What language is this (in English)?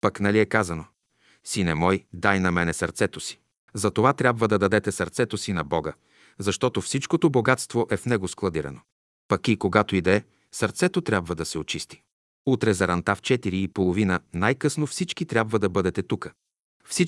Bulgarian